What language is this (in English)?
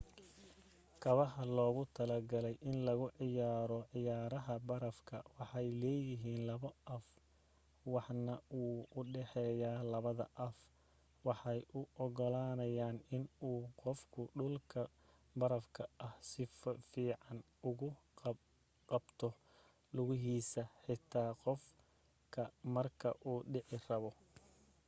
Somali